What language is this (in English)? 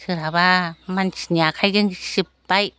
Bodo